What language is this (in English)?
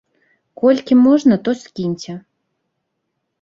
Belarusian